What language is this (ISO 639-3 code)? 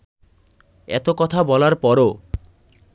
ben